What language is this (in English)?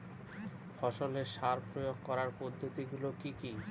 Bangla